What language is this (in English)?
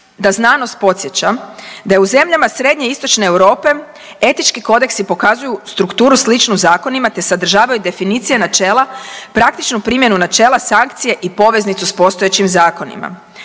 Croatian